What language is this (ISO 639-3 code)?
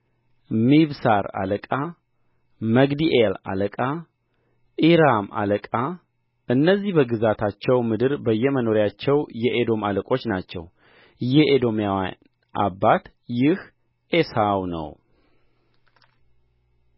amh